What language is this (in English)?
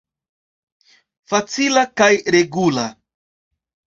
Esperanto